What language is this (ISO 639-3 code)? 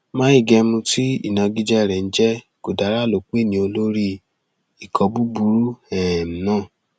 yor